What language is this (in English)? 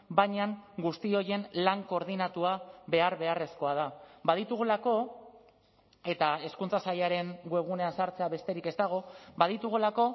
Basque